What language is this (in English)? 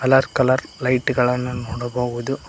Kannada